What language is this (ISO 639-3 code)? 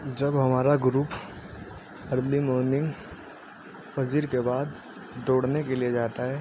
urd